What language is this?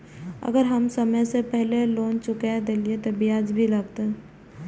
Maithili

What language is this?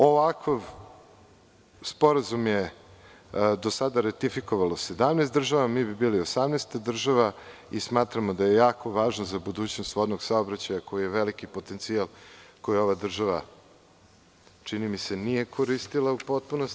Serbian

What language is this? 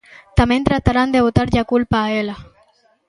Galician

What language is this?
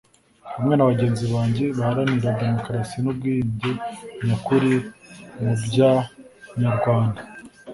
Kinyarwanda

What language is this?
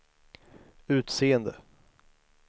Swedish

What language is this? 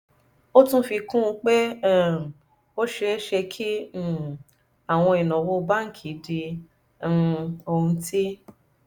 Yoruba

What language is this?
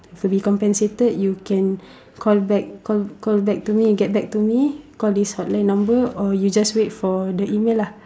English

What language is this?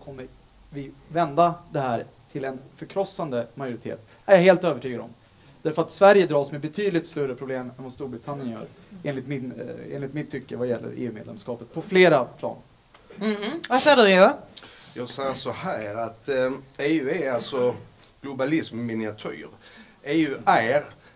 Swedish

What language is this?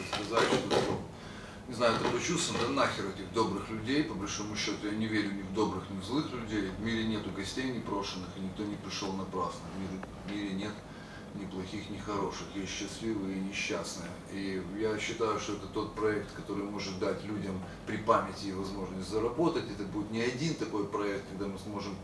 Russian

